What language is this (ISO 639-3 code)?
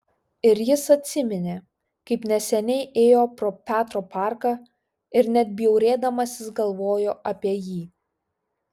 lit